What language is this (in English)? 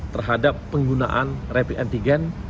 Indonesian